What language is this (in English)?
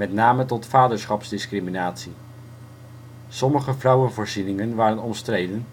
Dutch